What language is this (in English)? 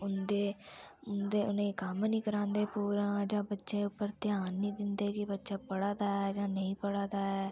Dogri